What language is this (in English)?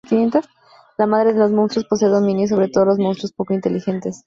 Spanish